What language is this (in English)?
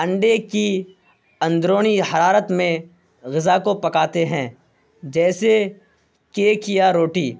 Urdu